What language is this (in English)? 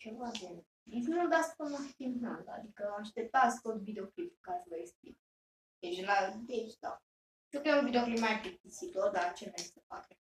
Romanian